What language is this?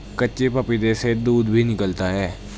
Hindi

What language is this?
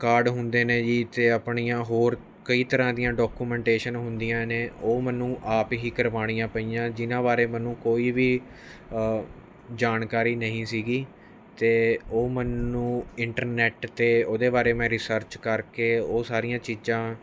Punjabi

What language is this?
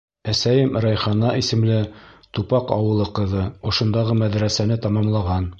Bashkir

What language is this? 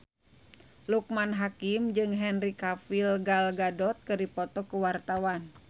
Sundanese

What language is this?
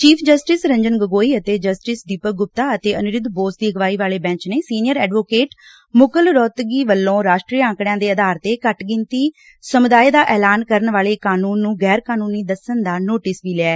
Punjabi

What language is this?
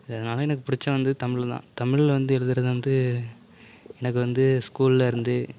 Tamil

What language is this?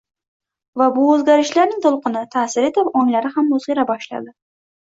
Uzbek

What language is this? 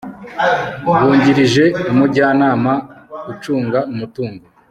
Kinyarwanda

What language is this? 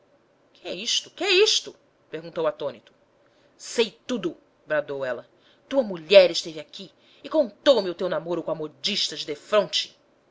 Portuguese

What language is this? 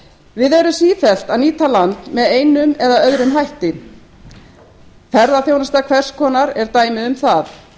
Icelandic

